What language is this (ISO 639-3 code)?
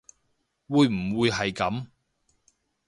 yue